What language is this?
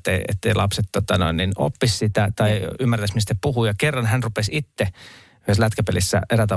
Finnish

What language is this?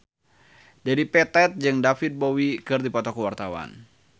Sundanese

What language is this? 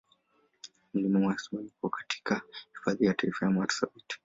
Swahili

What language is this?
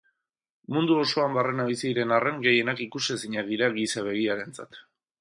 Basque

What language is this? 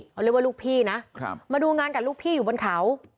Thai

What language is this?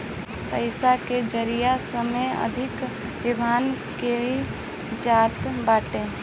Bhojpuri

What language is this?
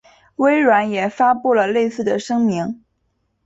Chinese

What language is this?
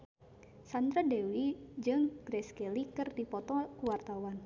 Sundanese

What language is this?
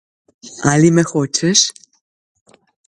Slovenian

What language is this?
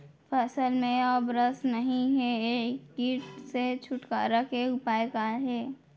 Chhattisgarhi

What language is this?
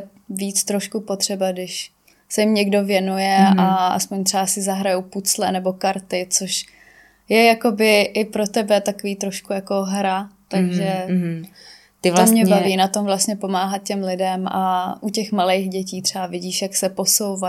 Czech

